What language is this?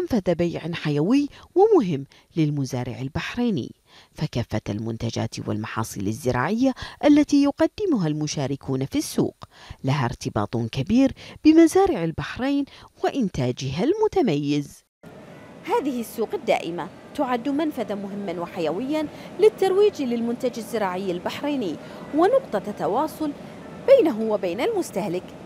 Arabic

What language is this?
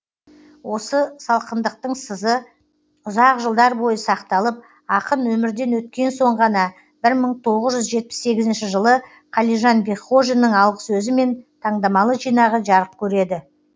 Kazakh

